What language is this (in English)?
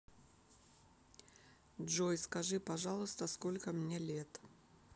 Russian